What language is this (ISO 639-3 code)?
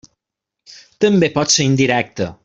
cat